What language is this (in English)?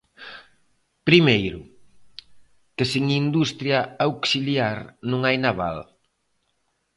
Galician